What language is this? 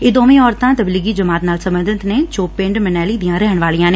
Punjabi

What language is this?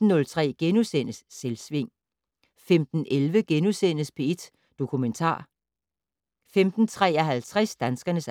Danish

